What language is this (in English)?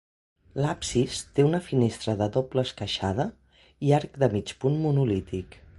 Catalan